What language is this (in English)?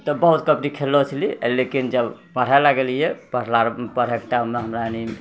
Maithili